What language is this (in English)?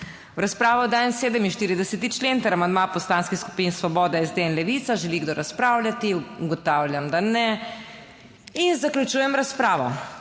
Slovenian